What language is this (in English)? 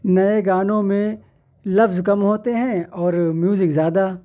Urdu